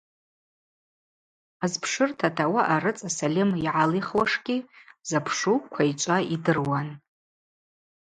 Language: Abaza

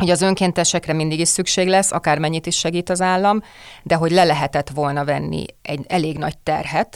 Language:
Hungarian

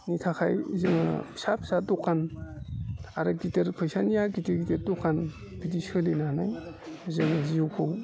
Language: Bodo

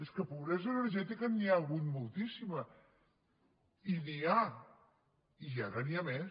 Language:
Catalan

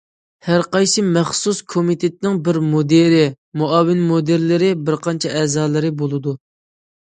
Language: Uyghur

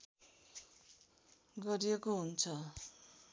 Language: Nepali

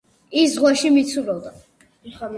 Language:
Georgian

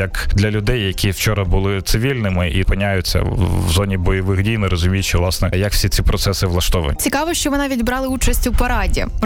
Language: Ukrainian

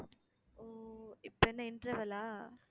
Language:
Tamil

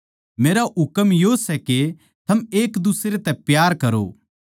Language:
Haryanvi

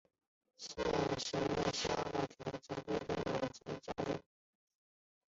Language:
Chinese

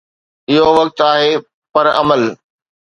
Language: Sindhi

